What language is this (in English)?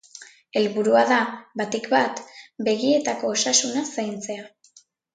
Basque